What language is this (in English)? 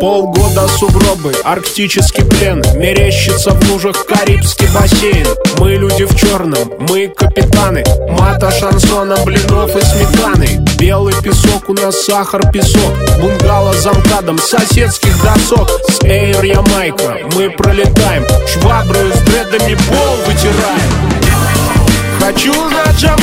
Russian